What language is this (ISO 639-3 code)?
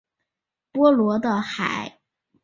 zho